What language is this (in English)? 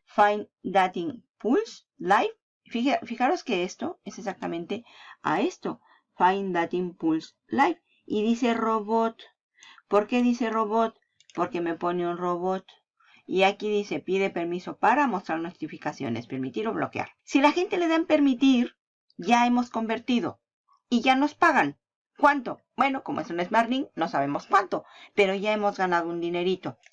Spanish